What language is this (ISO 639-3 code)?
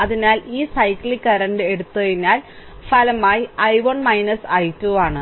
mal